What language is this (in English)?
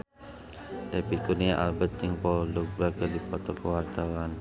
Sundanese